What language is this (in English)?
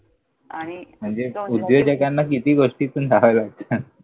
Marathi